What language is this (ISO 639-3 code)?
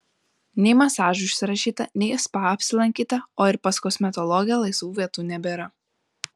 lit